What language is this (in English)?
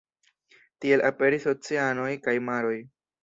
Esperanto